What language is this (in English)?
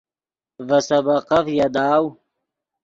Yidgha